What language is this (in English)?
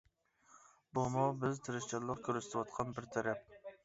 Uyghur